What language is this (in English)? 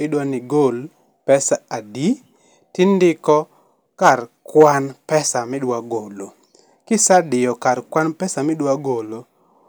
Luo (Kenya and Tanzania)